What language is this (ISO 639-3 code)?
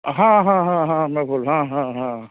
mai